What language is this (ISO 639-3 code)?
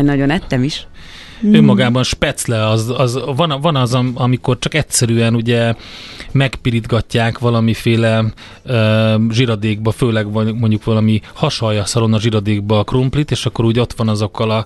hun